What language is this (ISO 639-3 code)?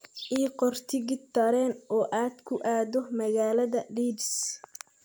som